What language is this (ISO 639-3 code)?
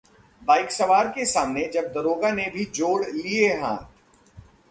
hin